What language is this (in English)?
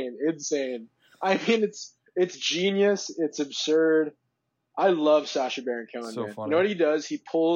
English